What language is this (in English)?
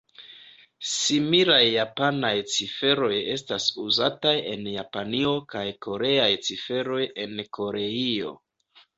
Esperanto